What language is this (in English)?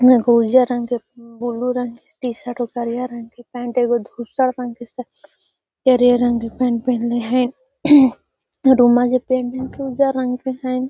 Magahi